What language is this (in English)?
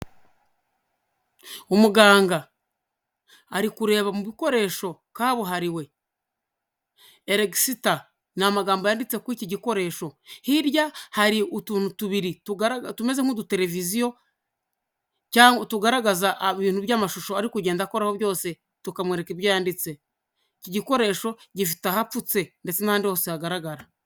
Kinyarwanda